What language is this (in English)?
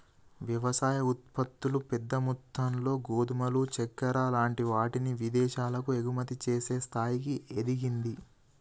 Telugu